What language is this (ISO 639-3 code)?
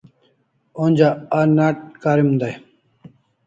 kls